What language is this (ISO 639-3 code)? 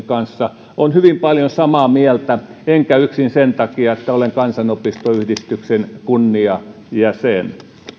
fin